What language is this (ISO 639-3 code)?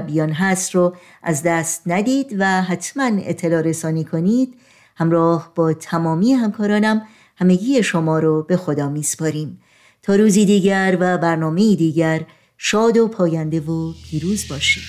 fas